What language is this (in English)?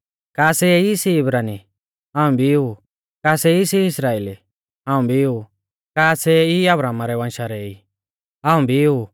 Mahasu Pahari